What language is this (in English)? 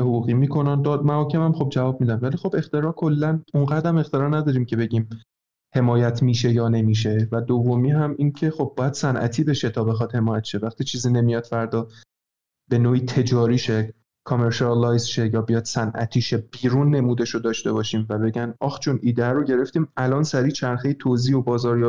Persian